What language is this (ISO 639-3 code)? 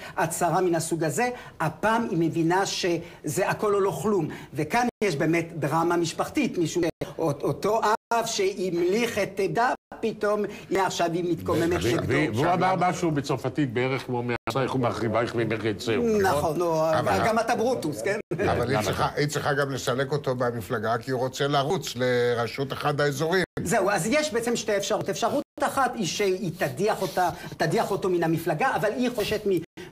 heb